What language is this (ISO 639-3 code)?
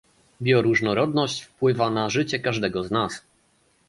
pol